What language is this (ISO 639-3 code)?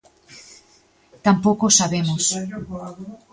glg